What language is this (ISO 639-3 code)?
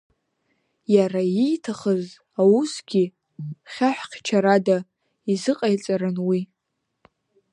abk